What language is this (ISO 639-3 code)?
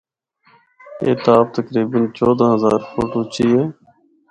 hno